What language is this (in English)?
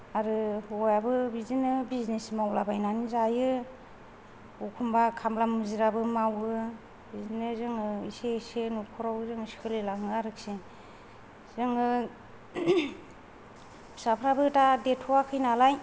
Bodo